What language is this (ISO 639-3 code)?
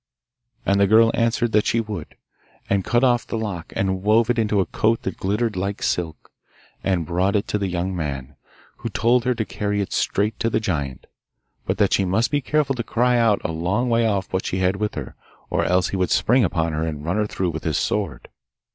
eng